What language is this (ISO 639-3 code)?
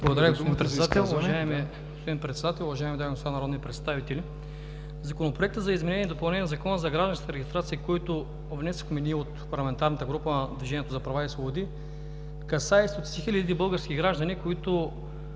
bul